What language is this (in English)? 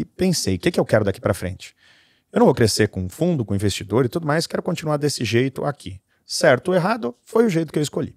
Portuguese